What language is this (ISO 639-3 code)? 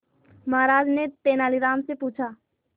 hin